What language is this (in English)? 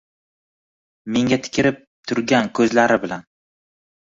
Uzbek